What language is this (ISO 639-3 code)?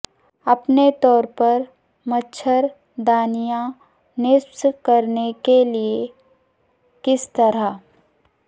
urd